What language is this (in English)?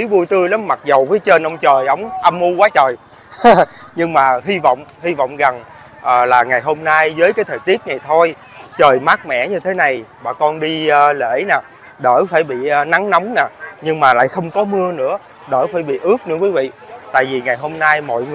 Vietnamese